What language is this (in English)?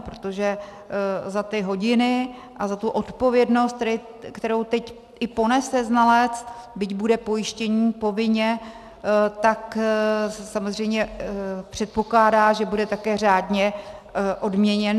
Czech